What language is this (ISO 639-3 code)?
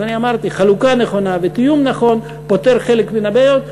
heb